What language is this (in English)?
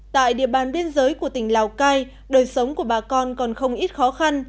Vietnamese